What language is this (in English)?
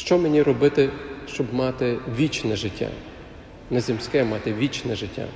Ukrainian